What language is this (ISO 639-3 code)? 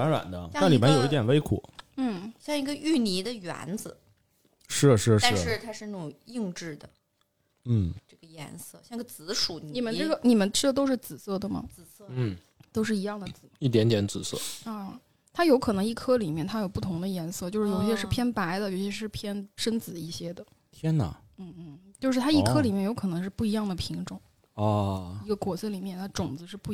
zho